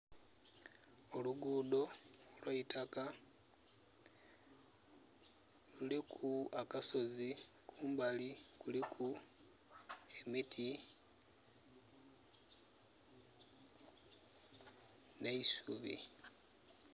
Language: Soga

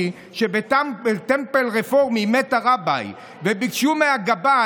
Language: Hebrew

